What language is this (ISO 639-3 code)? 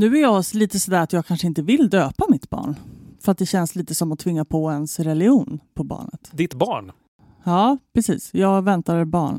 swe